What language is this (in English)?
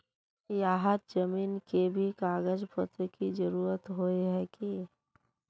Magahi